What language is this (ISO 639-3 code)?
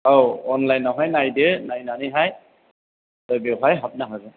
brx